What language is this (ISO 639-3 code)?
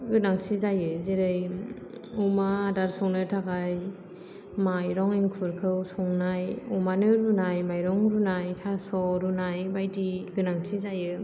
brx